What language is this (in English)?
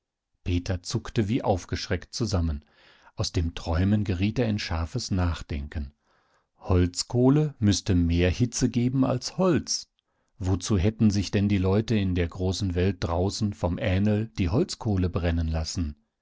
German